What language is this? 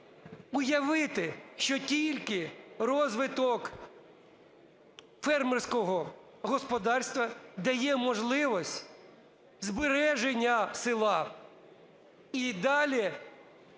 Ukrainian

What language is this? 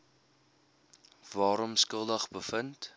Afrikaans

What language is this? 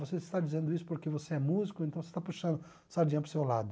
Portuguese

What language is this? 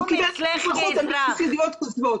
Hebrew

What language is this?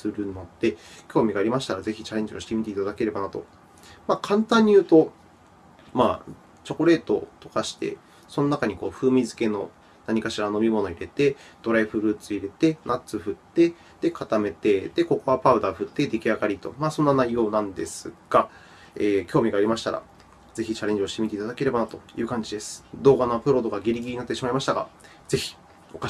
Japanese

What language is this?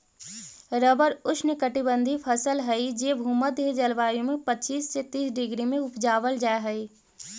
Magahi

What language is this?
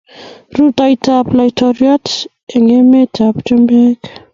Kalenjin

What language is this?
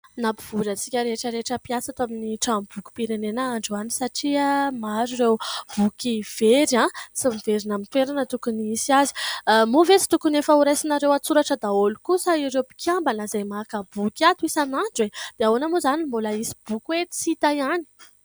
Malagasy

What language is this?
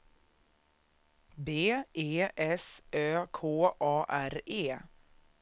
Swedish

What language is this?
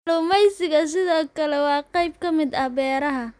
Somali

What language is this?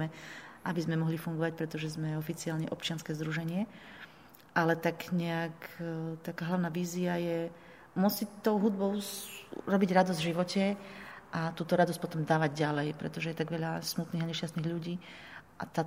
Slovak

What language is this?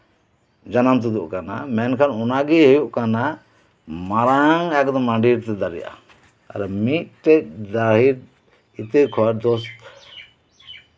Santali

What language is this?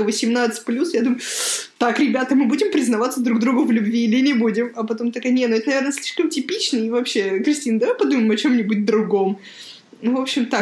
Russian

